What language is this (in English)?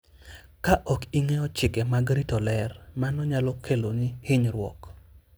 Luo (Kenya and Tanzania)